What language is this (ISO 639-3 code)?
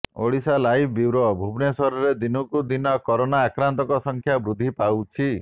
ori